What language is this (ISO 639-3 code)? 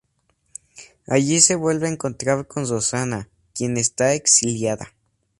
spa